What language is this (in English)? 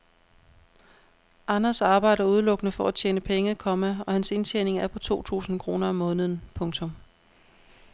Danish